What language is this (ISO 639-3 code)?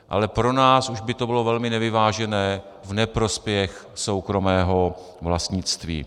ces